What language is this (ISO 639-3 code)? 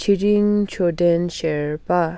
nep